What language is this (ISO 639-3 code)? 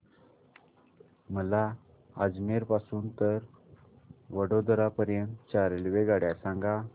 mar